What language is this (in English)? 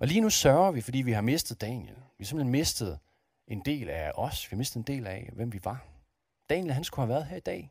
Danish